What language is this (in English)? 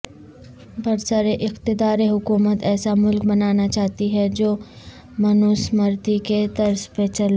Urdu